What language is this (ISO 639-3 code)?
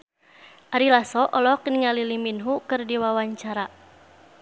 sun